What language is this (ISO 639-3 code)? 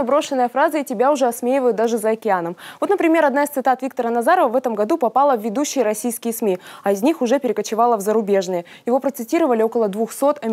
rus